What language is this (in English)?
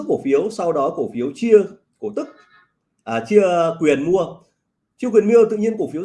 Vietnamese